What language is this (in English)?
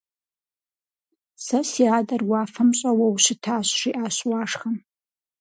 Kabardian